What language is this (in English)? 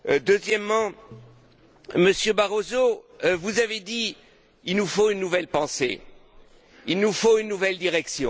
French